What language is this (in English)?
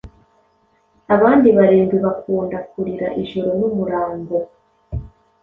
Kinyarwanda